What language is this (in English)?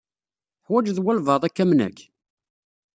Kabyle